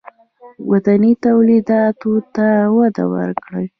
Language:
Pashto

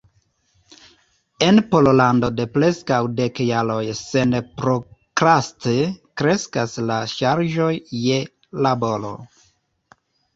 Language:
Esperanto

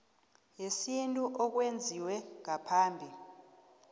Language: South Ndebele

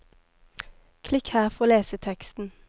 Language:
Norwegian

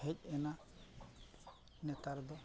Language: Santali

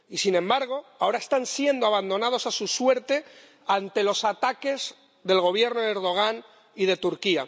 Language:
Spanish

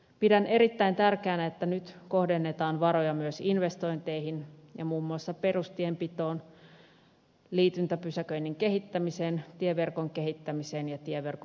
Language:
Finnish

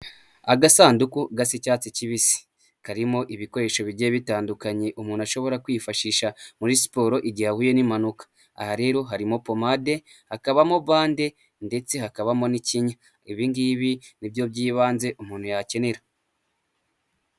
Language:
Kinyarwanda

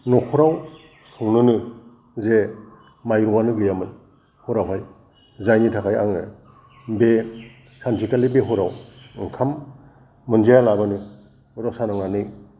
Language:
Bodo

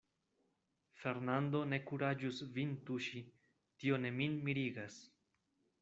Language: Esperanto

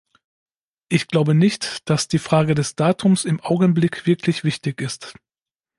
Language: German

